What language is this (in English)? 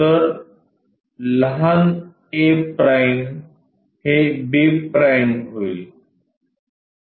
Marathi